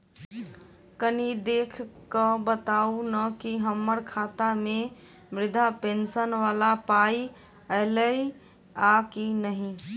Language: Maithili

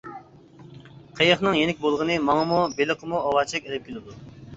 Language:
Uyghur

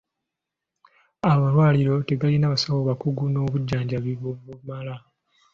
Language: Ganda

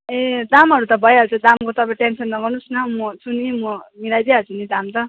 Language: Nepali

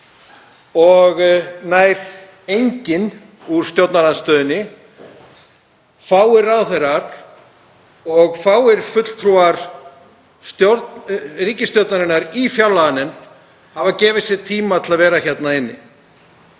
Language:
Icelandic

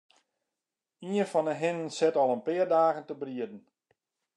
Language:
Western Frisian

